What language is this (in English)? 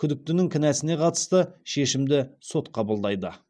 Kazakh